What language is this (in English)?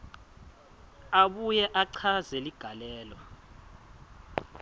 Swati